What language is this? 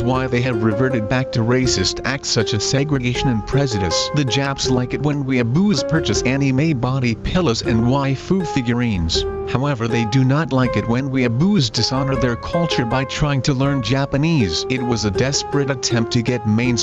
English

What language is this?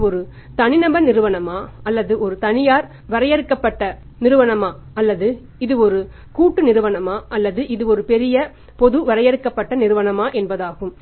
Tamil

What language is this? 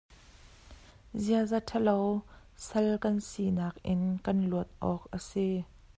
Hakha Chin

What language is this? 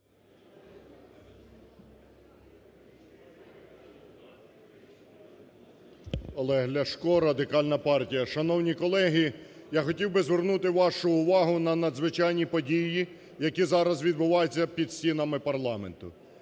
Ukrainian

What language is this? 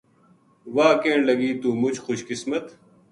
Gujari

